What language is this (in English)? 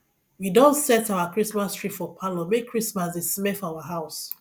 Nigerian Pidgin